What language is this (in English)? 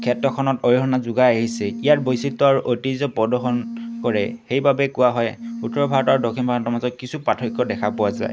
Assamese